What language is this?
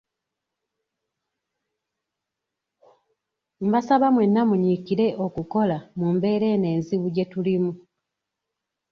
Ganda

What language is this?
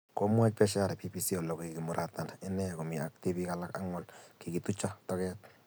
Kalenjin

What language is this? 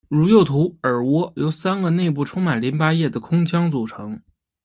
Chinese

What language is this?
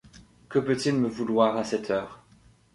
French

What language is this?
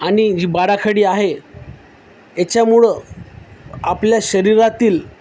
Marathi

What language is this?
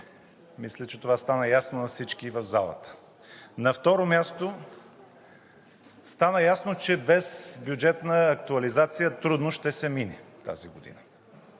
Bulgarian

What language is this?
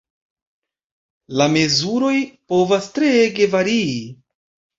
Esperanto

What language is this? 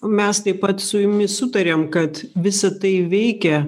Lithuanian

